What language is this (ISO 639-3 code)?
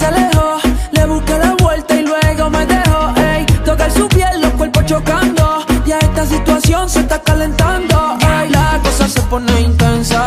ron